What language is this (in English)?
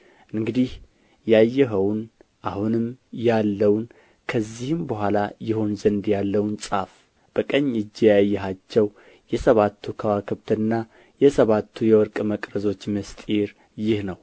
Amharic